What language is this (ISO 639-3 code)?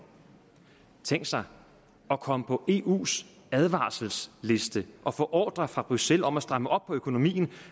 dan